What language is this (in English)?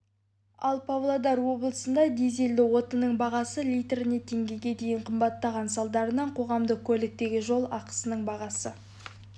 Kazakh